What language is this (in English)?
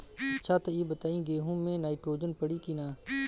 Bhojpuri